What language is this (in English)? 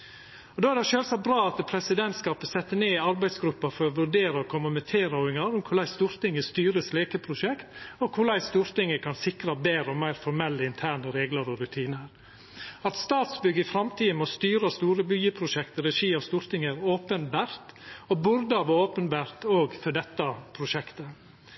Norwegian Nynorsk